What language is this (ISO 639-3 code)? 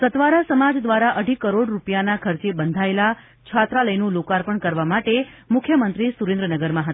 guj